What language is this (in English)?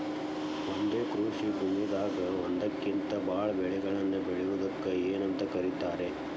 Kannada